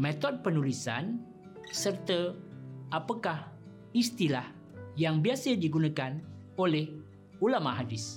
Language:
Malay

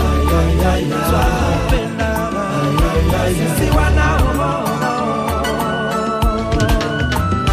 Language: Swahili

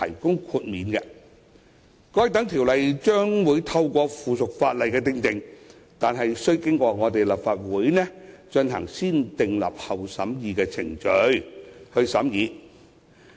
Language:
Cantonese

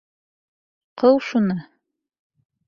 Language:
Bashkir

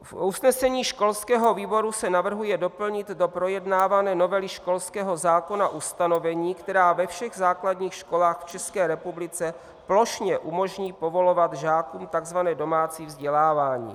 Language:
Czech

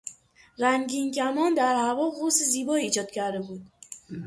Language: Persian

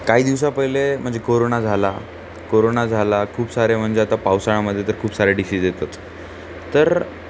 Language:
Marathi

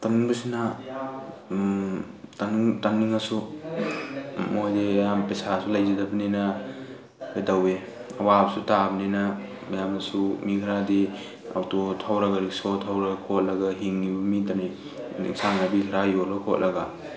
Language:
Manipuri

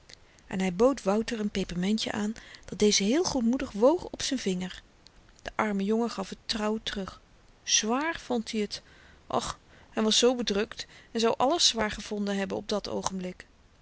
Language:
Dutch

